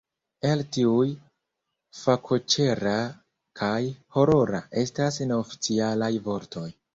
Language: Esperanto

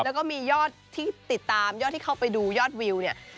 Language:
Thai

